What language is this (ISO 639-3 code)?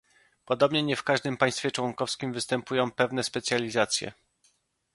pol